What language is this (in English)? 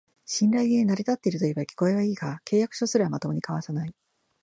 Japanese